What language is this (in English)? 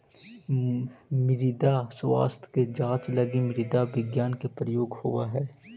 Magahi